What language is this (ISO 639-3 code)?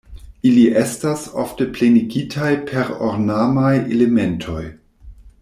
epo